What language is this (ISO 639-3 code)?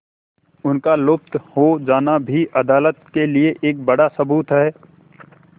hin